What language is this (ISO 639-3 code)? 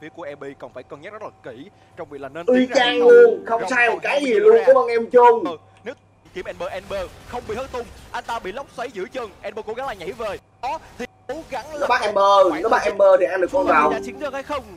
vie